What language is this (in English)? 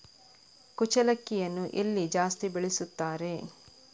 Kannada